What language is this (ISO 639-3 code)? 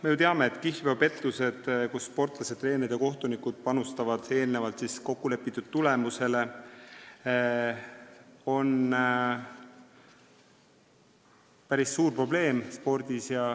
est